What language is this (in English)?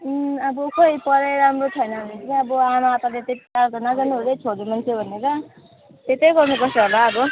Nepali